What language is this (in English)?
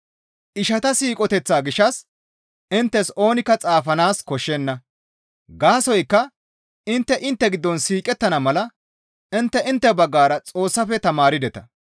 Gamo